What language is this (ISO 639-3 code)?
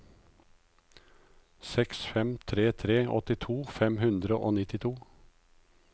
nor